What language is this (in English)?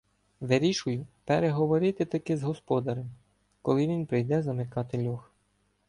Ukrainian